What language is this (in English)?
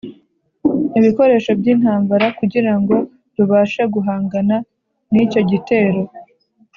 Kinyarwanda